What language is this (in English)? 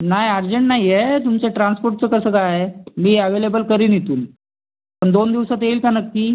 Marathi